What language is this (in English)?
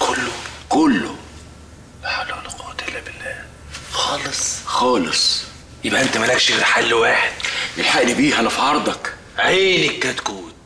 Arabic